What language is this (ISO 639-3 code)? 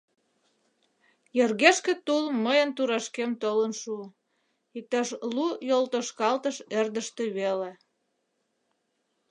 chm